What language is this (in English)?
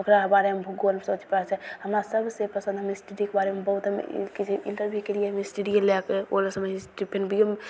Maithili